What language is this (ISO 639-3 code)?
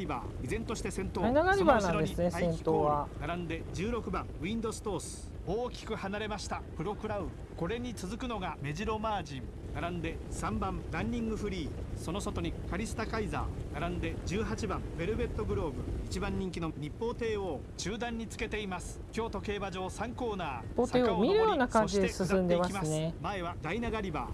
jpn